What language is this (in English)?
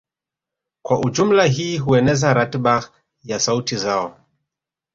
Swahili